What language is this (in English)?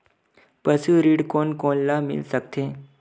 Chhattisgarhi